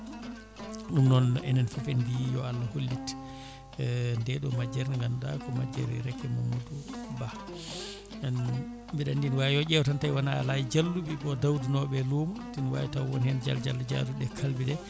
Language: Fula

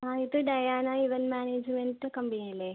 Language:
Malayalam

